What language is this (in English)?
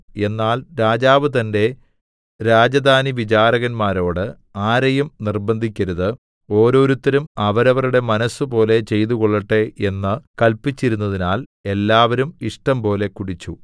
Malayalam